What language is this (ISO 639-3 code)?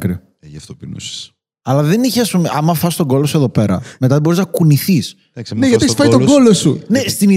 ell